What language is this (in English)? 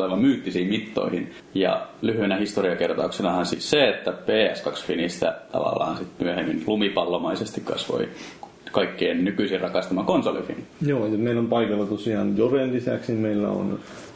Finnish